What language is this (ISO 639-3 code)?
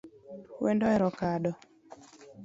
luo